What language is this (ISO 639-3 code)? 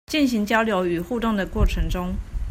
zho